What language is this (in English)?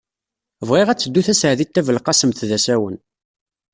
Kabyle